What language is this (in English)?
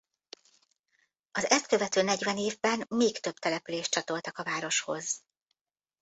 Hungarian